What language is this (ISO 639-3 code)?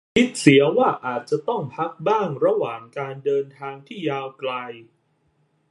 tha